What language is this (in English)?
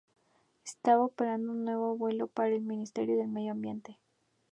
Spanish